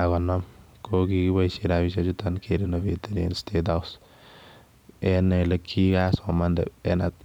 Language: Kalenjin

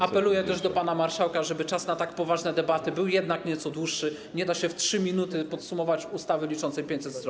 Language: Polish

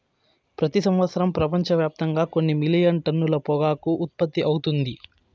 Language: Telugu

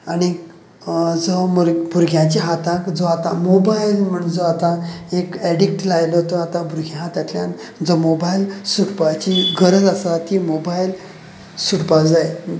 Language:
Konkani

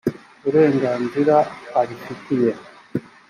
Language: Kinyarwanda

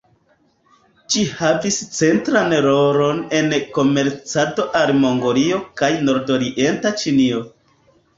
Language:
Esperanto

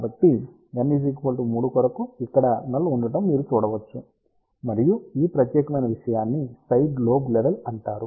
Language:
Telugu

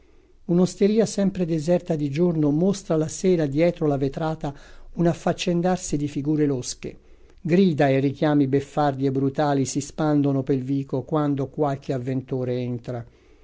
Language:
Italian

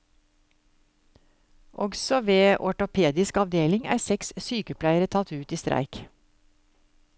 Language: Norwegian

